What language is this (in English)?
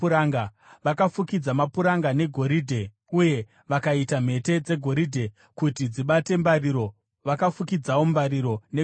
Shona